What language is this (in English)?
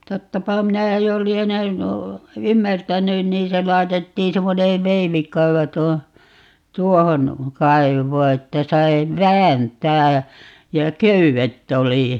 Finnish